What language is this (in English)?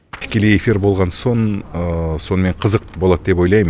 Kazakh